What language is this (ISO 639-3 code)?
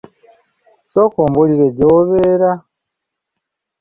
lug